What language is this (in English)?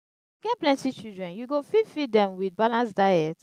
Nigerian Pidgin